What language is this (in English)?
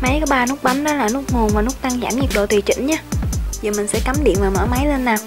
Vietnamese